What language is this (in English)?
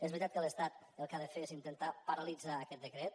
Catalan